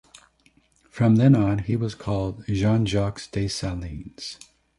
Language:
English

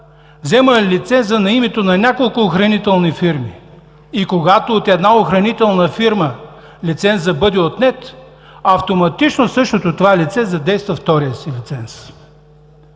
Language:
Bulgarian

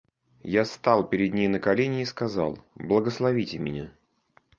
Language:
Russian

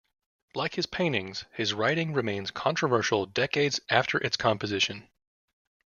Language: English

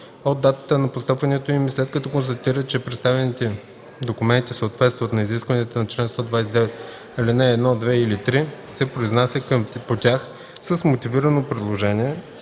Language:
Bulgarian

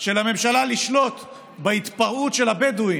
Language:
Hebrew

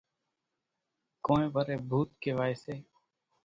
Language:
Kachi Koli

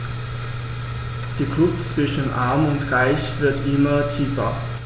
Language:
German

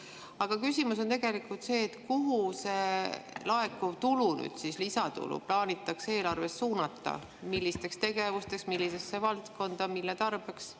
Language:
Estonian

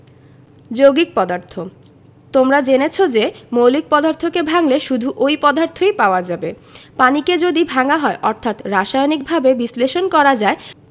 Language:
Bangla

